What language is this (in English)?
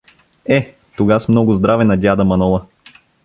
Bulgarian